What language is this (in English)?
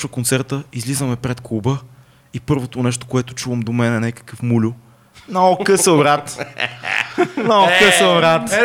Bulgarian